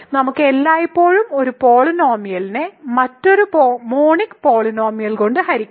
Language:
Malayalam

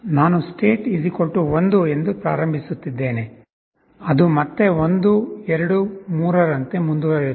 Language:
Kannada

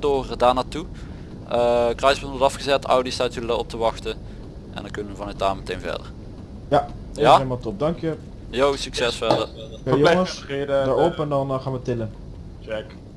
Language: Dutch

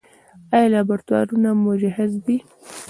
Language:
Pashto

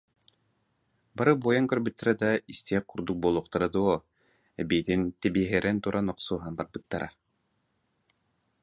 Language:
Yakut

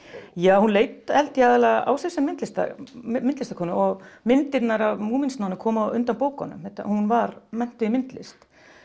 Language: Icelandic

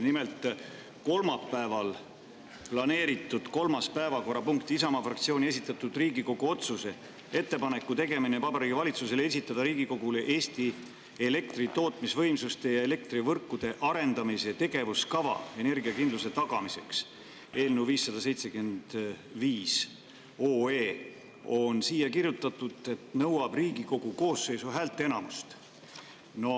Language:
Estonian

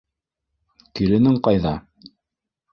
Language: Bashkir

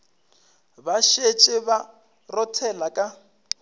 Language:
Northern Sotho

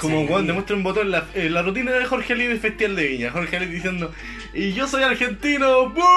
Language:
Spanish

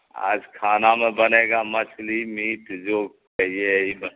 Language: Urdu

